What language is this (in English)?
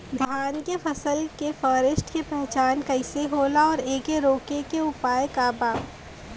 Bhojpuri